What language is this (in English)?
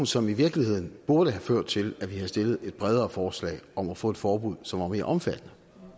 Danish